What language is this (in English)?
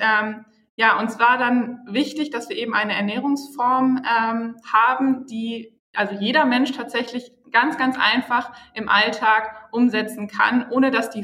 German